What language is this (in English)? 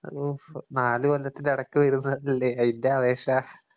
Malayalam